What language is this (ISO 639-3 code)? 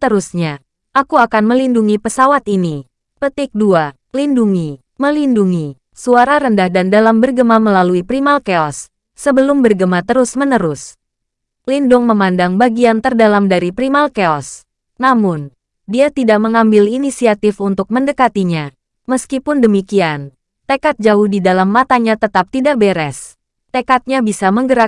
ind